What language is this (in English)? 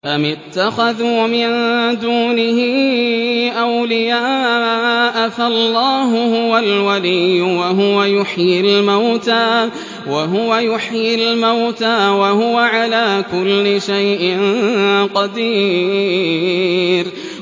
Arabic